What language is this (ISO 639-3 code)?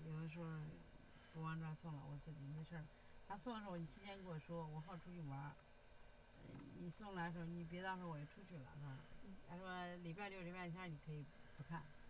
zho